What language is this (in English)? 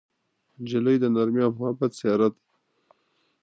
Pashto